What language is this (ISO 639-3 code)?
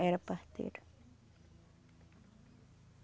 por